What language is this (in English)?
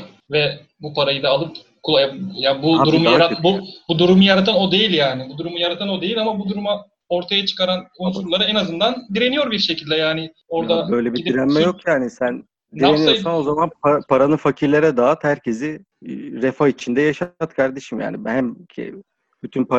Turkish